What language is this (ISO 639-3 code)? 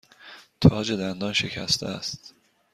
fas